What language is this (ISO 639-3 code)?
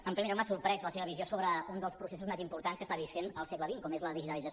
cat